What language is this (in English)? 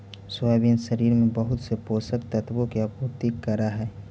Magahi